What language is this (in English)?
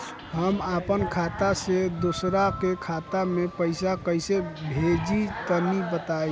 Bhojpuri